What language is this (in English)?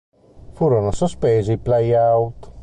Italian